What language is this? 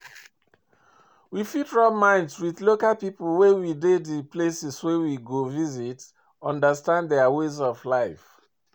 Nigerian Pidgin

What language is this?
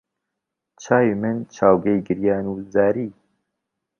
Central Kurdish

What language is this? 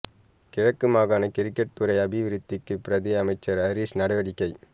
Tamil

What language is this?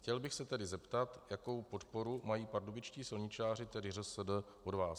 Czech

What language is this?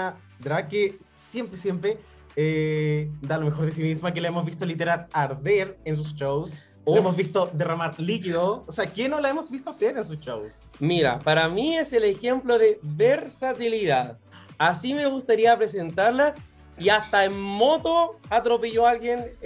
Spanish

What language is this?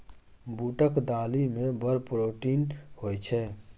Maithili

